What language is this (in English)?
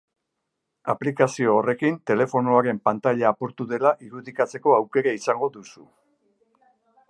Basque